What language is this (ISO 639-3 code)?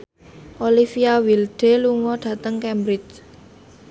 jav